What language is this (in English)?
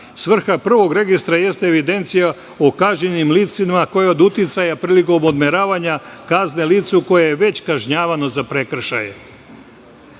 Serbian